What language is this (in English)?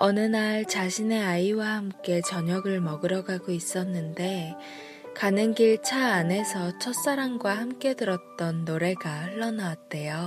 Korean